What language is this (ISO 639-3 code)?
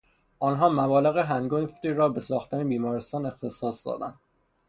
fas